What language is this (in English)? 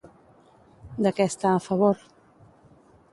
Catalan